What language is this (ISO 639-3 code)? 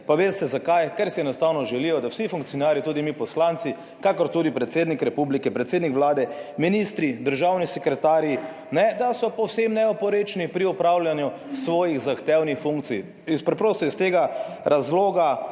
slv